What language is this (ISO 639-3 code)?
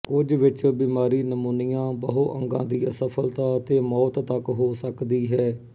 pan